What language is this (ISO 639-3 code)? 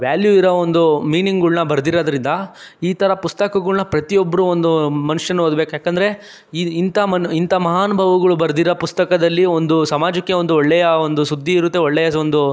kan